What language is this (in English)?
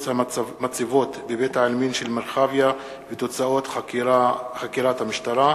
Hebrew